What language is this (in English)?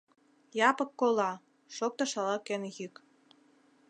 Mari